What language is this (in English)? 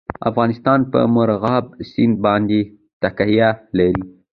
Pashto